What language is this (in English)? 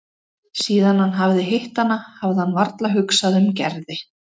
Icelandic